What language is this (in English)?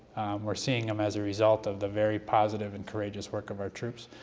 English